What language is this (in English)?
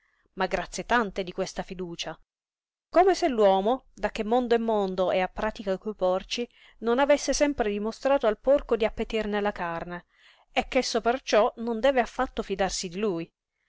Italian